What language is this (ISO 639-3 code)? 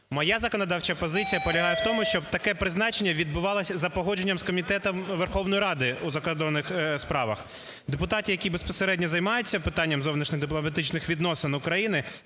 ukr